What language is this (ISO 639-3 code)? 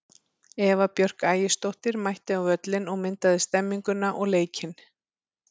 isl